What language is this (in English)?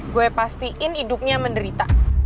Indonesian